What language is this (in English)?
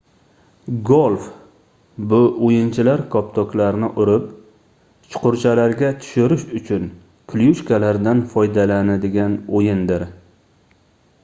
Uzbek